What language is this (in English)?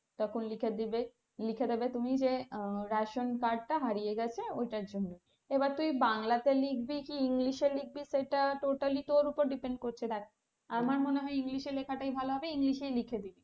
Bangla